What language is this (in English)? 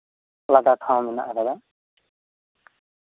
Santali